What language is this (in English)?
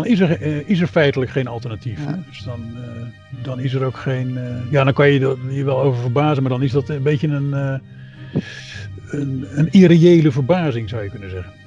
Dutch